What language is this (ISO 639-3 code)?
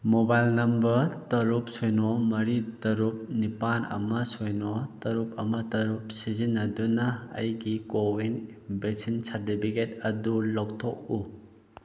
mni